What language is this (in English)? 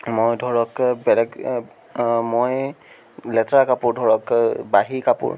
Assamese